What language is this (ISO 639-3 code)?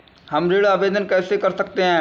hin